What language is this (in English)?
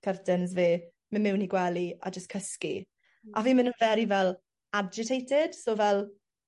Welsh